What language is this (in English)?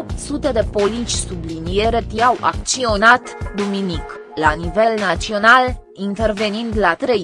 Romanian